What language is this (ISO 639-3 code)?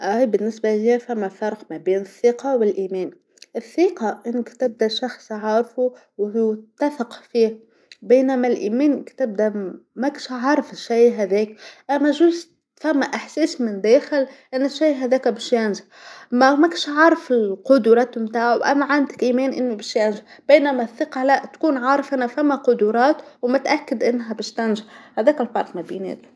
aeb